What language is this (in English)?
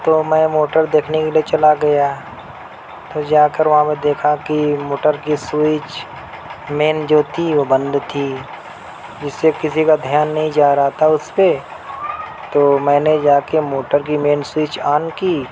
Urdu